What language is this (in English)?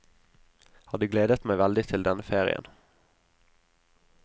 Norwegian